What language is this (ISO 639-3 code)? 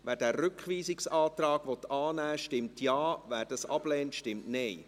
gsw